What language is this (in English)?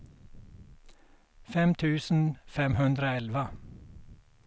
Swedish